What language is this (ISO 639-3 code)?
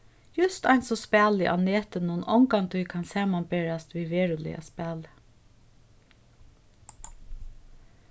fao